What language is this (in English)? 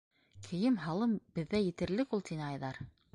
Bashkir